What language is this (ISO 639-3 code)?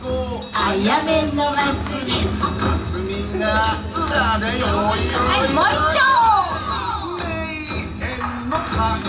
jpn